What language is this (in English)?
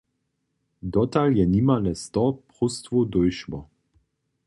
Upper Sorbian